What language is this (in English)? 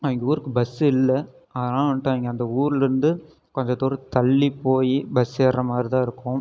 Tamil